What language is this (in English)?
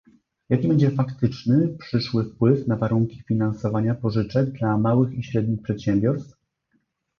Polish